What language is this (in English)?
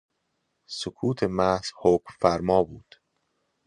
Persian